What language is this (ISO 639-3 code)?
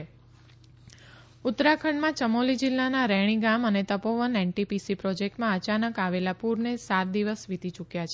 guj